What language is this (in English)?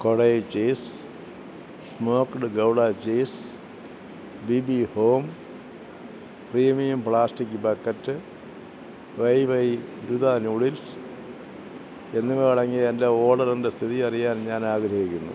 Malayalam